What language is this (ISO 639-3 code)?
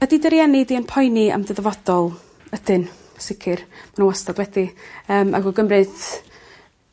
cym